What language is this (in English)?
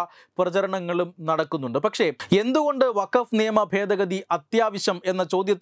Malayalam